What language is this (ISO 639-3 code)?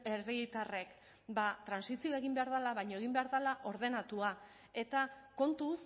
eus